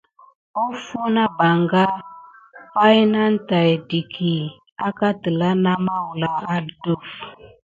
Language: Gidar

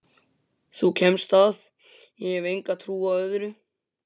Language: Icelandic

